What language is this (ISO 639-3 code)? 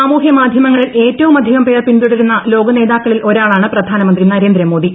mal